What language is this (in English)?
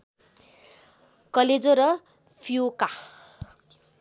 Nepali